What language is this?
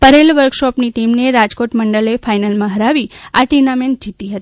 Gujarati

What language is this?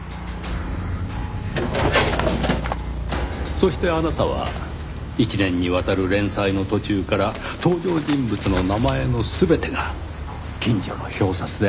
Japanese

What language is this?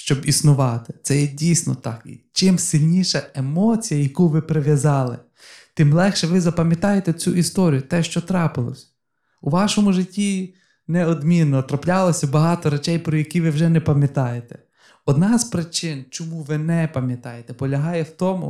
Ukrainian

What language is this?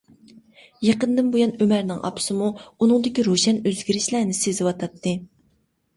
Uyghur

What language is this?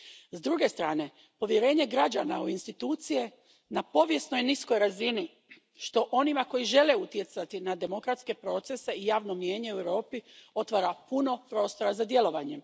Croatian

